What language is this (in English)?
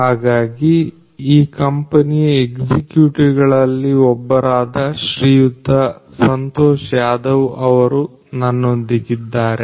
Kannada